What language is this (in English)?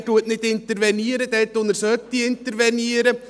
Swiss German